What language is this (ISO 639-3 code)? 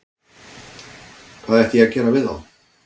isl